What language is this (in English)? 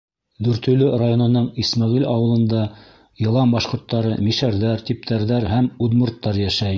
Bashkir